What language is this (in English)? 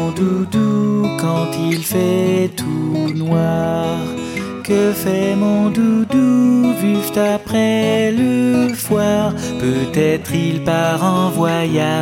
French